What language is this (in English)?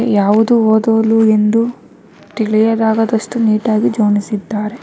Kannada